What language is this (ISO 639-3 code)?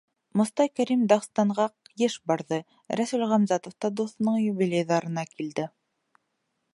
bak